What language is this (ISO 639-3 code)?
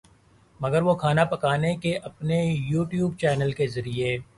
urd